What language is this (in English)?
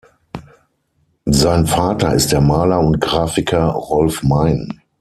German